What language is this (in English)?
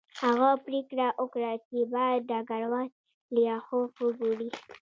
Pashto